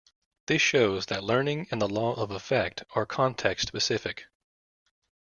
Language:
English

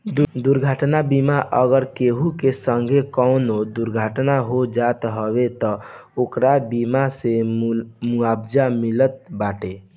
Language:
Bhojpuri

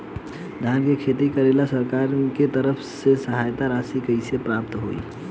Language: Bhojpuri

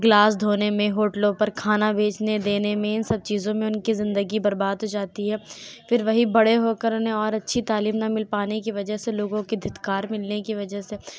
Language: Urdu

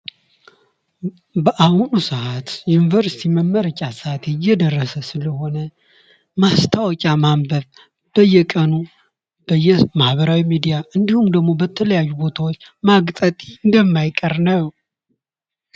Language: Amharic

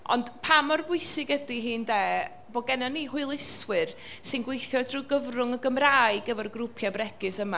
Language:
Welsh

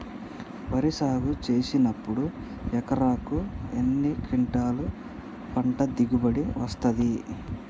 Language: Telugu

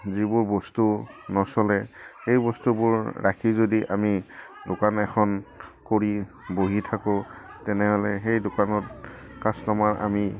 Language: Assamese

